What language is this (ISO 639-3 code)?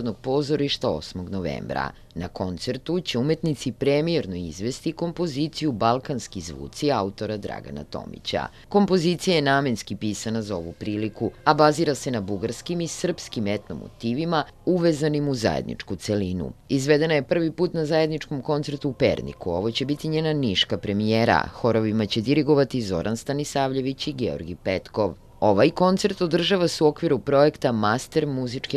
pol